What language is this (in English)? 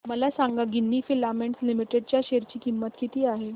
Marathi